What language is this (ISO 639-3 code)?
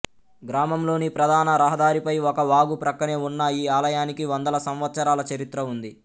tel